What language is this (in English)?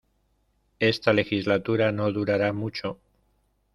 Spanish